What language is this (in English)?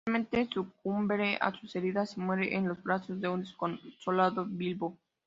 Spanish